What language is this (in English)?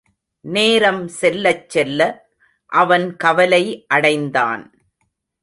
Tamil